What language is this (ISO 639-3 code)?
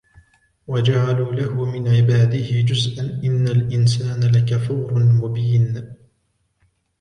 ara